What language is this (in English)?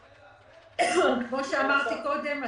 Hebrew